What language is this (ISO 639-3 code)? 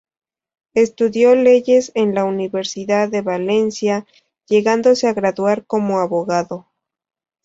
spa